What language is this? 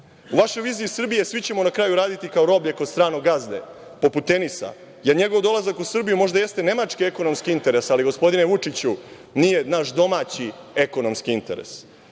Serbian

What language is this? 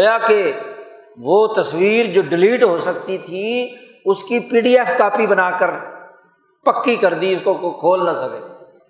Urdu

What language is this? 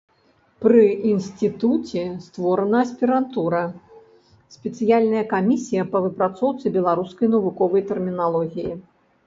Belarusian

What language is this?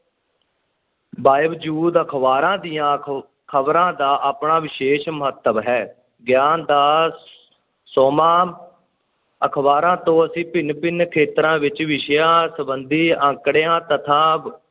Punjabi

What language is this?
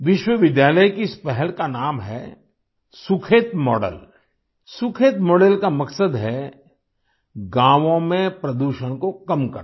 Hindi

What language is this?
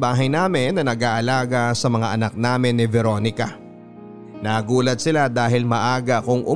Filipino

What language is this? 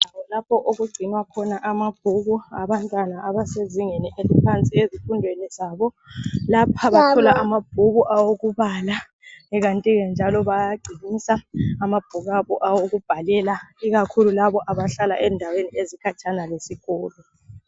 North Ndebele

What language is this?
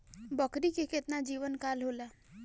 Bhojpuri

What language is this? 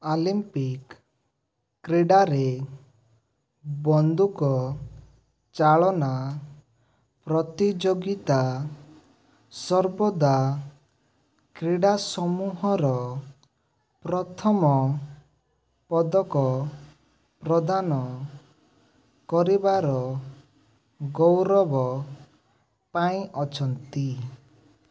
Odia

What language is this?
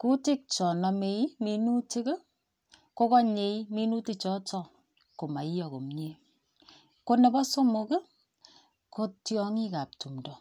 Kalenjin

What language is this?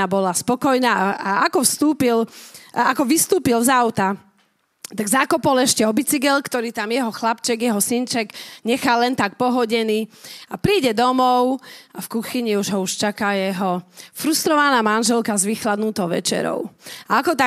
Slovak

